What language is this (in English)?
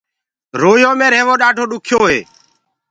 Gurgula